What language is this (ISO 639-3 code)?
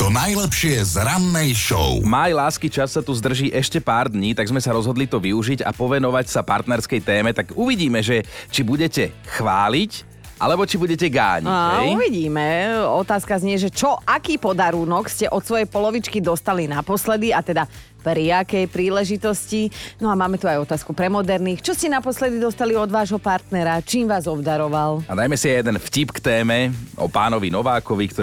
slk